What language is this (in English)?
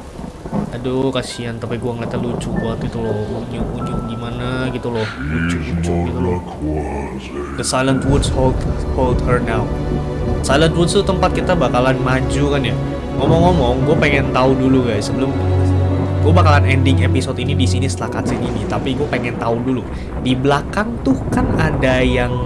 Indonesian